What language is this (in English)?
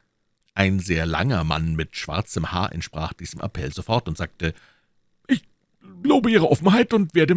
German